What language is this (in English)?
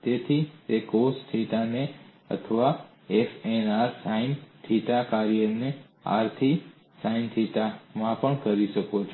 Gujarati